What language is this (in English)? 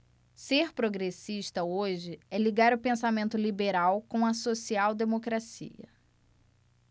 Portuguese